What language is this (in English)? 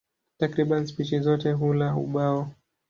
Swahili